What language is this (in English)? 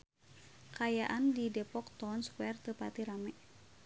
Sundanese